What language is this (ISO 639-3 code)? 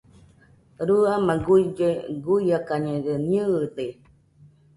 hux